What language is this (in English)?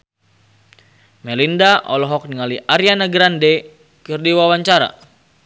Sundanese